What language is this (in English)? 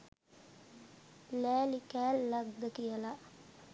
Sinhala